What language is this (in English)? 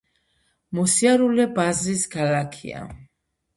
Georgian